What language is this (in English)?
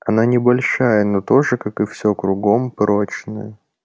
Russian